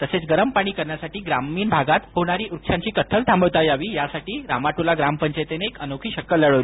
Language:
Marathi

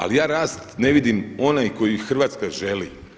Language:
Croatian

